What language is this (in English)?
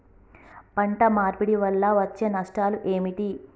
Telugu